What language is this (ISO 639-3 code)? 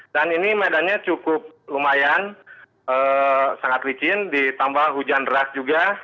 ind